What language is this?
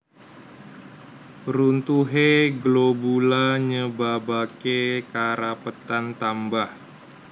Javanese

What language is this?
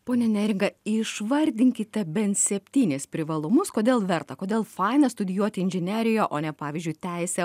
Lithuanian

